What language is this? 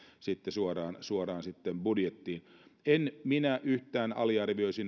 Finnish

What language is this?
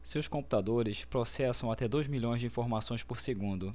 Portuguese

